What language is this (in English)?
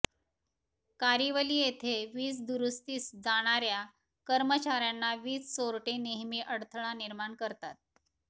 Marathi